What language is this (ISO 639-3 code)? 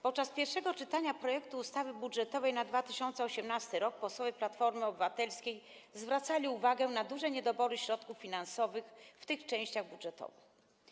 pol